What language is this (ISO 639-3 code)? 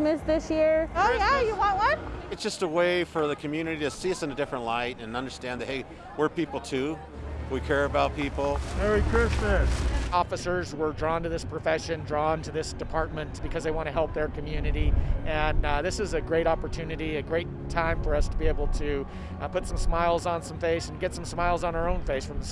eng